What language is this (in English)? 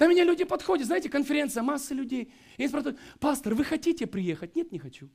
Russian